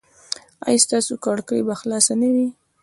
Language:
Pashto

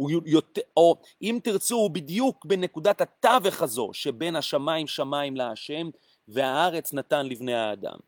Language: Hebrew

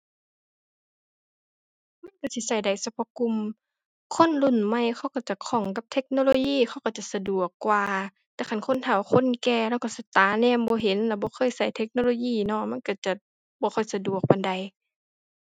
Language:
Thai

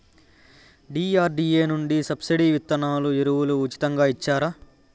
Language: Telugu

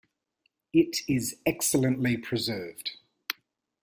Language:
English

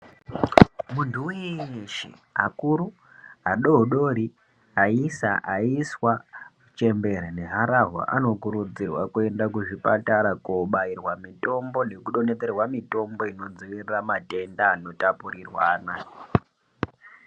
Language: Ndau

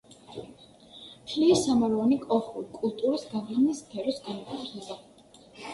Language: Georgian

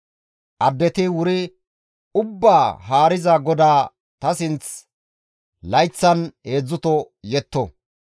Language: Gamo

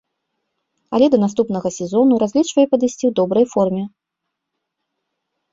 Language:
Belarusian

